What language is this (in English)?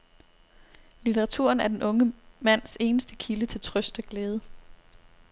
Danish